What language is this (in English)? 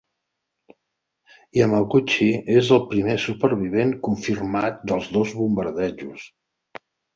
Catalan